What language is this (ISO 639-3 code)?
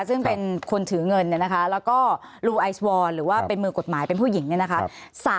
tha